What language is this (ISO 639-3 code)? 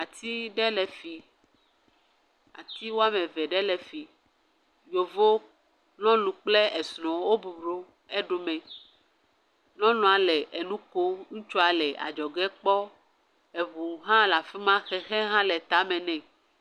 ewe